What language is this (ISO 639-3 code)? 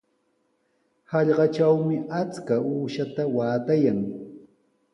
qws